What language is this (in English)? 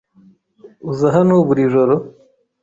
Kinyarwanda